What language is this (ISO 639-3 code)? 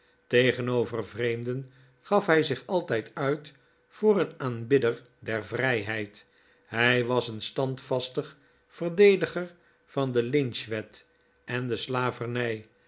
nld